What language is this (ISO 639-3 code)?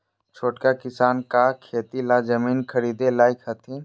mag